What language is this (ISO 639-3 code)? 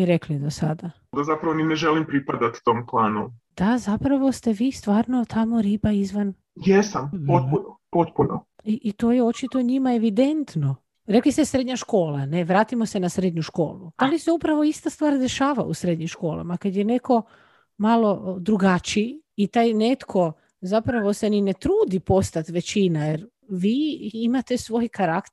hrv